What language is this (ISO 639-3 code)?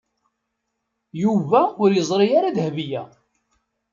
kab